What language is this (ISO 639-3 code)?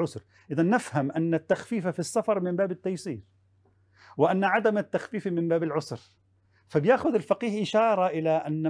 ara